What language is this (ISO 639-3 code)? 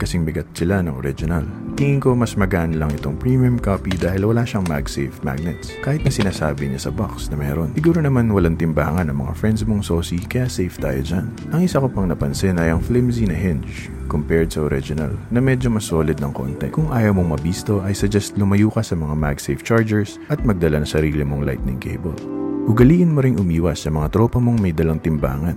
fil